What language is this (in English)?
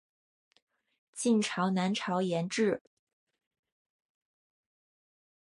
Chinese